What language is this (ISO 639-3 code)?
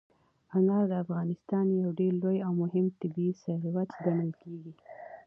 pus